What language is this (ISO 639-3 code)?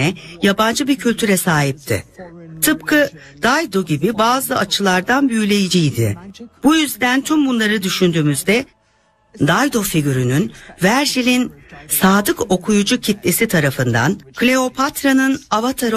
tur